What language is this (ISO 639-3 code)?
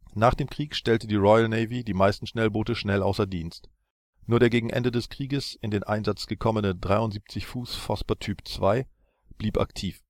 deu